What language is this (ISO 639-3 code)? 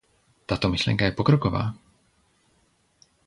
ces